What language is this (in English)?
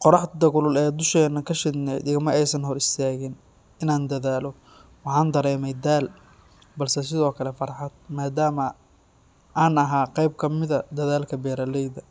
Somali